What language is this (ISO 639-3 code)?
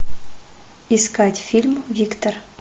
rus